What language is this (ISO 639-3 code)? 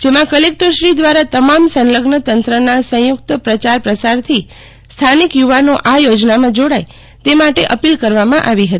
guj